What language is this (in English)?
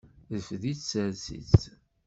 Kabyle